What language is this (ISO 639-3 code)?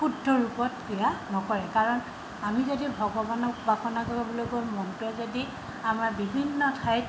asm